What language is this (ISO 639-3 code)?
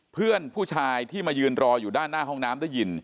tha